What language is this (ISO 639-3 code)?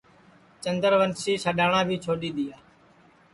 ssi